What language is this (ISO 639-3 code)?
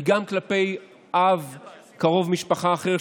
heb